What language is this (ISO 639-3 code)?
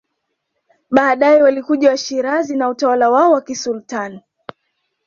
swa